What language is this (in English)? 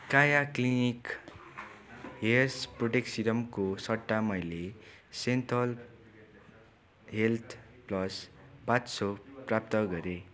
Nepali